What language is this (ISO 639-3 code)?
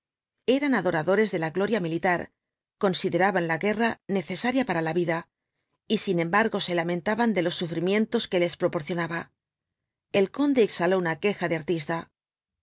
spa